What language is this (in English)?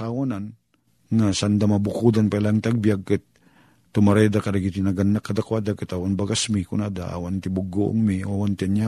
Filipino